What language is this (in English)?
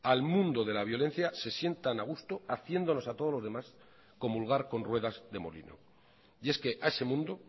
Spanish